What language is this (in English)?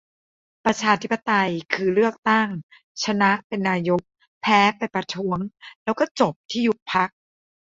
Thai